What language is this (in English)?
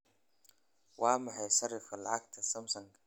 Somali